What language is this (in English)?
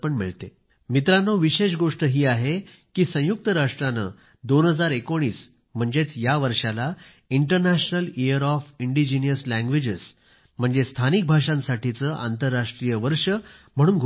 Marathi